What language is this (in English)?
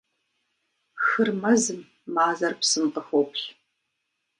Kabardian